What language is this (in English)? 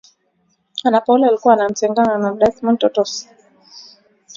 Swahili